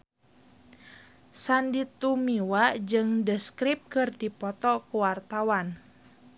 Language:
Sundanese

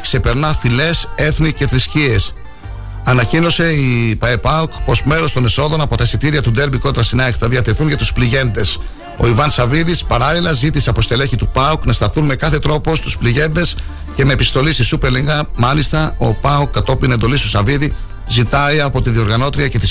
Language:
Greek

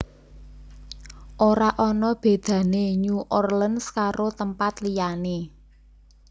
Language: Javanese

